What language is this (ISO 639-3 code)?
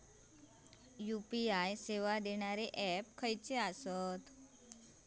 mar